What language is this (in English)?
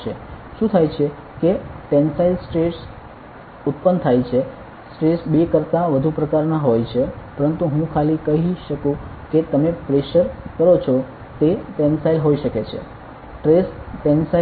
Gujarati